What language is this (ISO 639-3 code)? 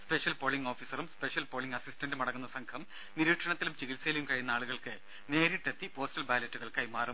mal